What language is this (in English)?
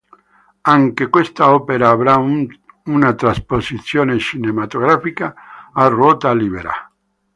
Italian